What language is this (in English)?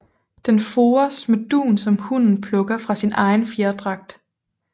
Danish